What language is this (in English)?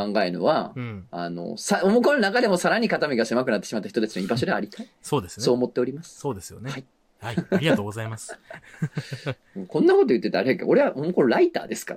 Japanese